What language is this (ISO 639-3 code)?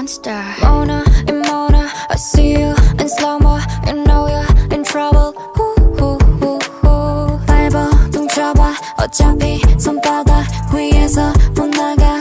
kor